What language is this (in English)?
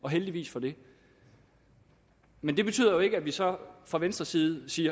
Danish